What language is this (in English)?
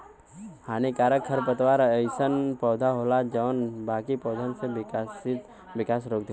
Bhojpuri